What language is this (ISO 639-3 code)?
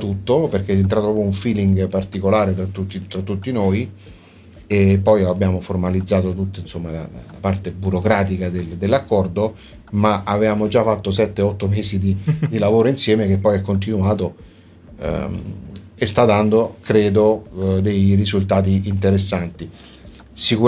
ita